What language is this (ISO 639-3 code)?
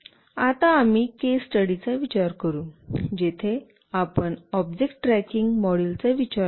mar